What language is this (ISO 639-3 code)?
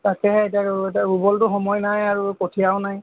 asm